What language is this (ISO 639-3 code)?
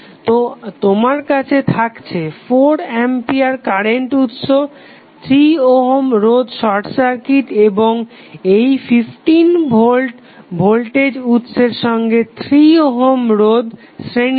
ben